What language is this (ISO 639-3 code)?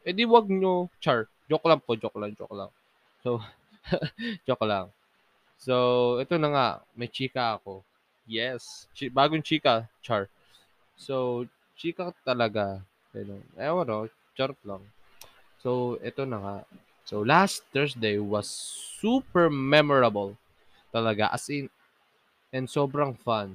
fil